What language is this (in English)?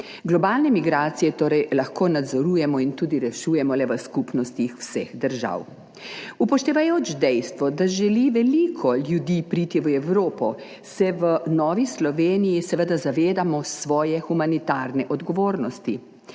Slovenian